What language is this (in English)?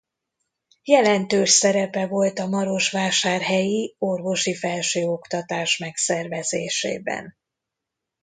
Hungarian